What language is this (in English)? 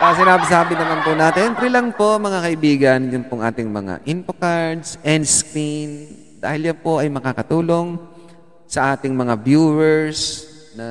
Filipino